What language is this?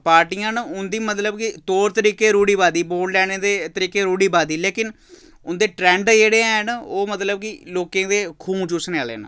Dogri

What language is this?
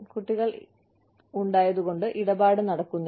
Malayalam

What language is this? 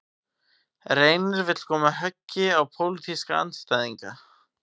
Icelandic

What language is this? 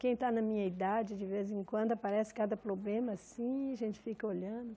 Portuguese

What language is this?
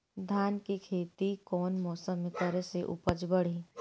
Bhojpuri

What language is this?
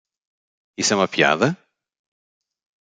Portuguese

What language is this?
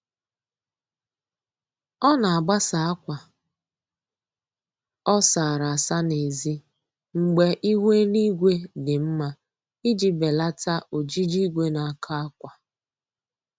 Igbo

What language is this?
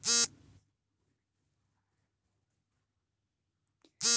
Kannada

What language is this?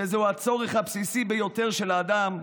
Hebrew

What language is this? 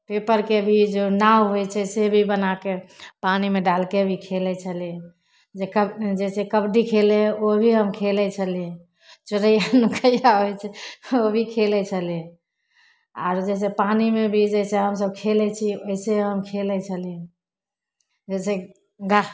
Maithili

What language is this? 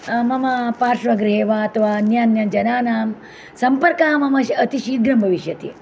Sanskrit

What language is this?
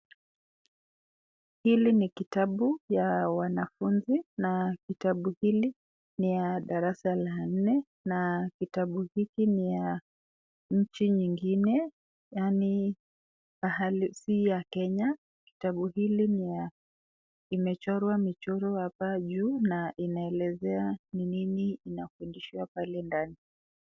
Swahili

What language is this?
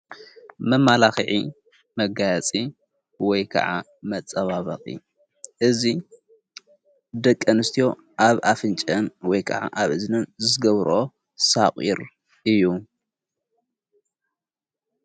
Tigrinya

